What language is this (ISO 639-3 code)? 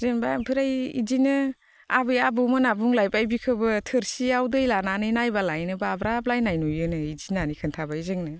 brx